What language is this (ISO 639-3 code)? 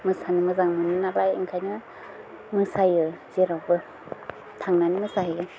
brx